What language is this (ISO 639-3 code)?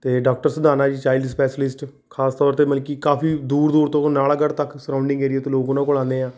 pan